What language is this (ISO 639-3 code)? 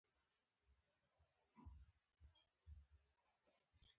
pus